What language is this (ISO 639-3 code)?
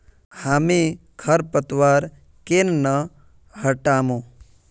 mag